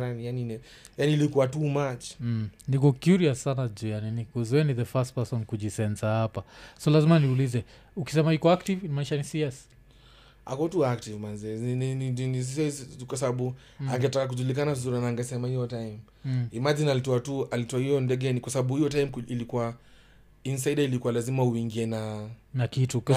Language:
Swahili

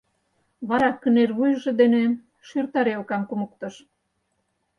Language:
Mari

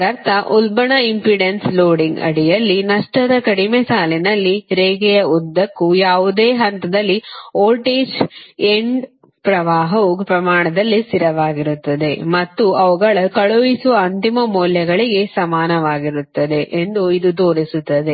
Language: Kannada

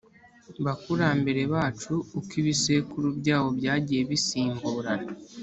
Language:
Kinyarwanda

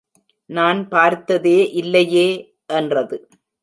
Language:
Tamil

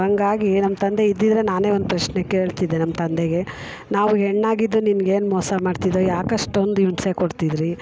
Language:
Kannada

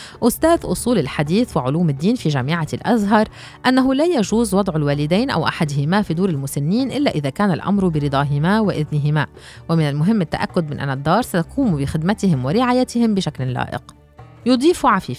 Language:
Arabic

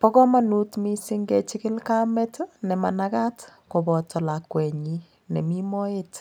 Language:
Kalenjin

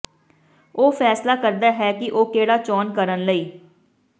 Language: Punjabi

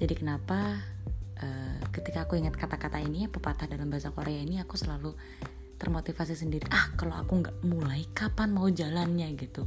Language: Indonesian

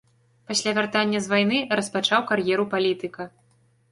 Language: Belarusian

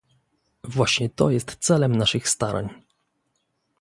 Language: Polish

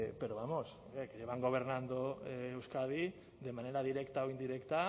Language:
Spanish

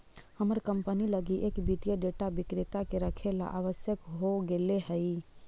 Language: Magahi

